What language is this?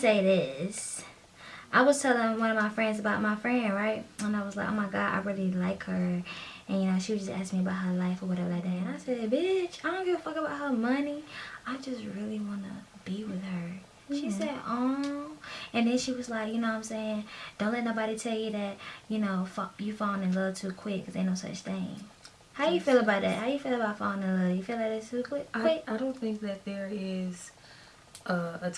English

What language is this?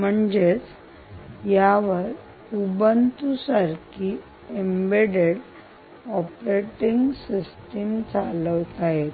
Marathi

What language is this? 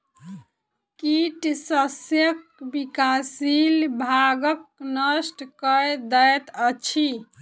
Maithili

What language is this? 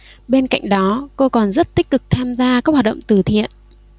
Vietnamese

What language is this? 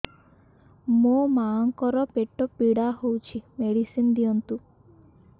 Odia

